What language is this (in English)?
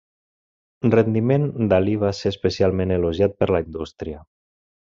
Catalan